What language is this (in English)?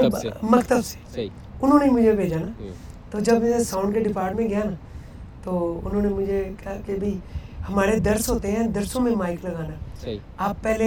Urdu